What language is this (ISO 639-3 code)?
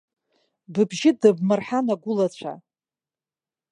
abk